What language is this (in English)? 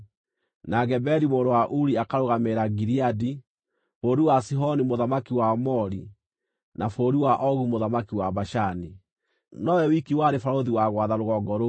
Kikuyu